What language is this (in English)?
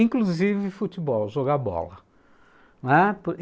Portuguese